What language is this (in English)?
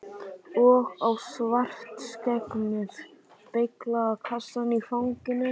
Icelandic